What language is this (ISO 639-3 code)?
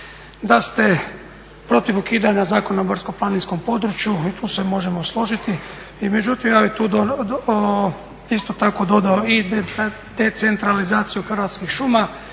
hrv